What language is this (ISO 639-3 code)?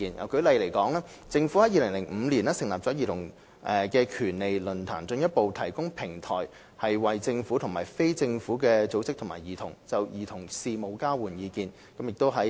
yue